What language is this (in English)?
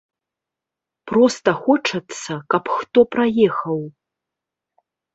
Belarusian